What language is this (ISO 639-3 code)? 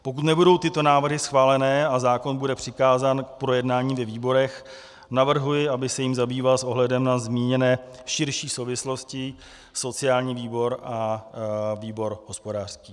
ces